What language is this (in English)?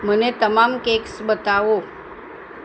Gujarati